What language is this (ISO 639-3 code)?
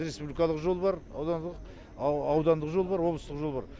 kaz